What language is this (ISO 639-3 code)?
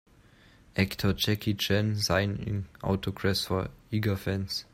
eng